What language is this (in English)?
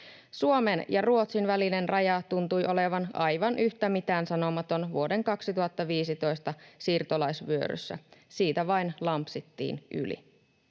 Finnish